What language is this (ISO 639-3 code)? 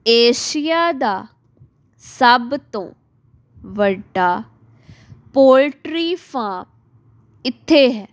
pan